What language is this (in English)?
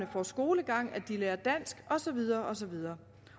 Danish